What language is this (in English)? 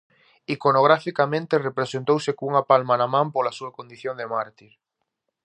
Galician